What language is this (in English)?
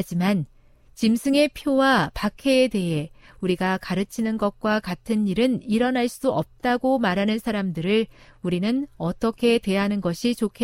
Korean